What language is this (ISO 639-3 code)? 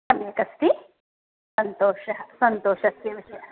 san